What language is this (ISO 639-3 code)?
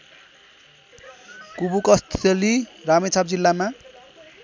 nep